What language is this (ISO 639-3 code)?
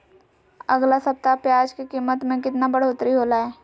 mag